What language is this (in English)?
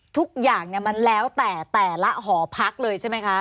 Thai